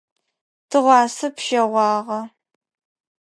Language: Adyghe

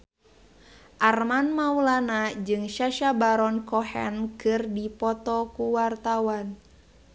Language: Sundanese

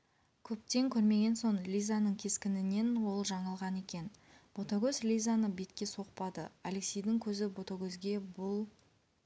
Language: Kazakh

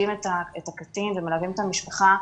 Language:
Hebrew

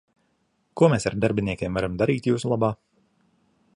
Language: Latvian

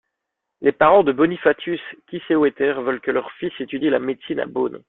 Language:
French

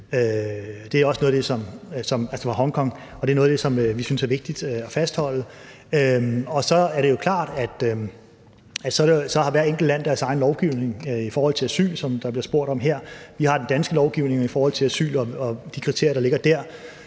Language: Danish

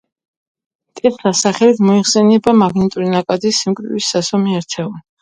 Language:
Georgian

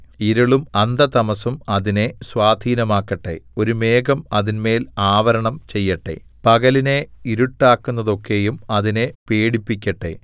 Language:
Malayalam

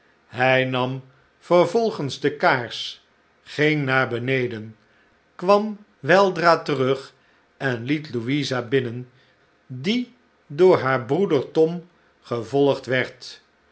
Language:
Dutch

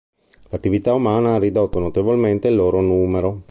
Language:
Italian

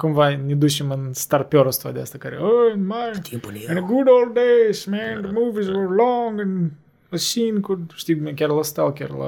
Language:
Romanian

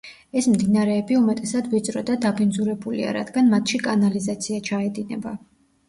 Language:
Georgian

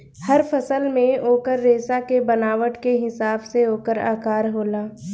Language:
Bhojpuri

